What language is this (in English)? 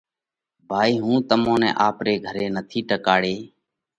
Parkari Koli